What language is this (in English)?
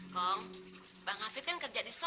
Indonesian